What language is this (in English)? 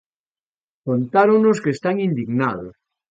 Galician